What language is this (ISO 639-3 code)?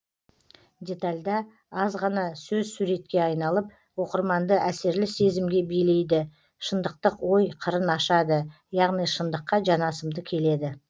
kaz